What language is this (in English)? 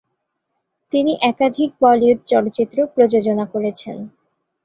Bangla